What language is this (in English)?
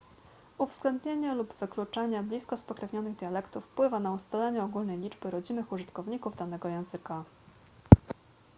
Polish